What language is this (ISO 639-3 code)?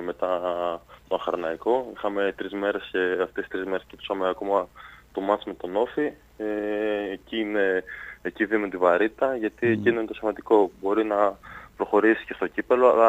ell